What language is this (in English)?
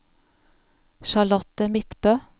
Norwegian